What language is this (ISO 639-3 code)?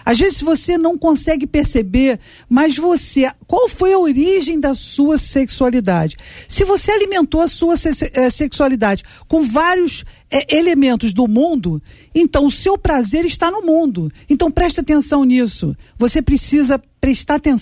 por